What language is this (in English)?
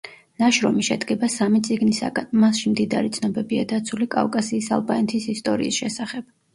Georgian